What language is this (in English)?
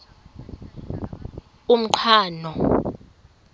Xhosa